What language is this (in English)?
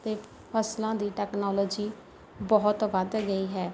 Punjabi